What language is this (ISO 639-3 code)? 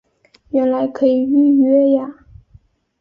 zho